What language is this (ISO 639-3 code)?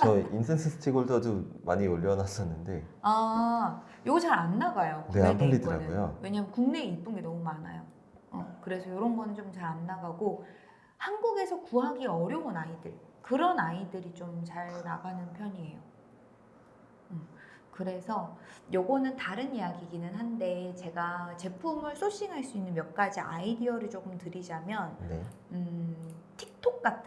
kor